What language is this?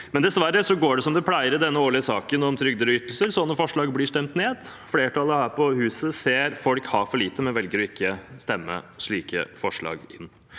Norwegian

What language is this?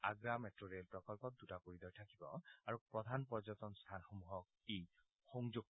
Assamese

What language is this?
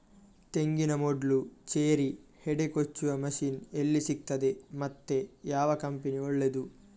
Kannada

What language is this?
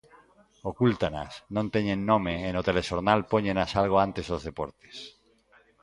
Galician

